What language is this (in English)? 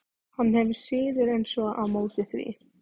Icelandic